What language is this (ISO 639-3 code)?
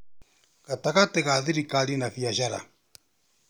kik